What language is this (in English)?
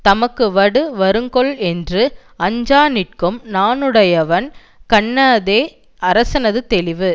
Tamil